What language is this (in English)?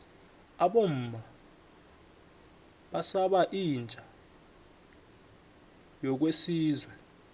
South Ndebele